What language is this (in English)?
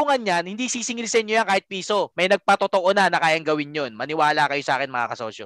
Filipino